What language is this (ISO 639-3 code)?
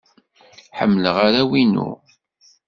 kab